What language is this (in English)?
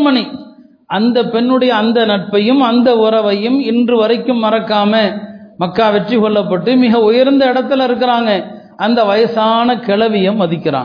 Tamil